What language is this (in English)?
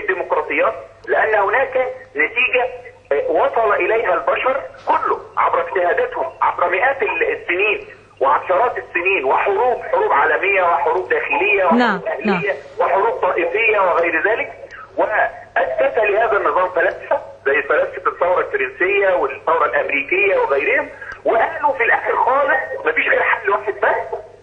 Arabic